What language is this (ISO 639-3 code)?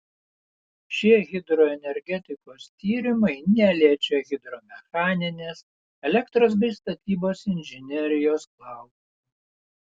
lit